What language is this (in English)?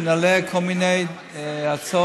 Hebrew